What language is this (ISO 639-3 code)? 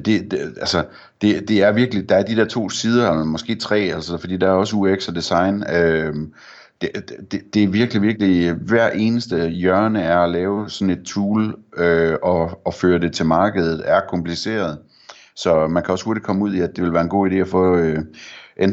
dan